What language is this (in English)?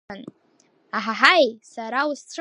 Abkhazian